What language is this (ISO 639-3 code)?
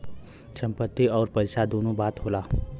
bho